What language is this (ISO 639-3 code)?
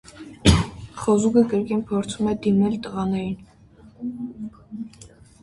hye